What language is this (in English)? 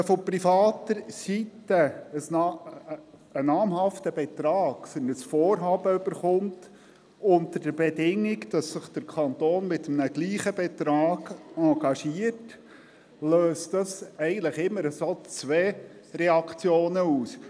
Swiss German